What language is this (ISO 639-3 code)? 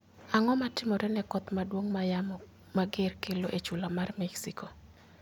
luo